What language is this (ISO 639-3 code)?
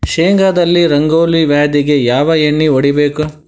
kan